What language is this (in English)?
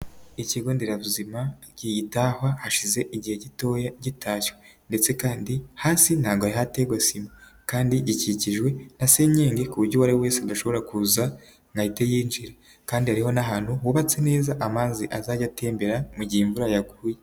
Kinyarwanda